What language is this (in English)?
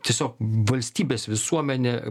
Lithuanian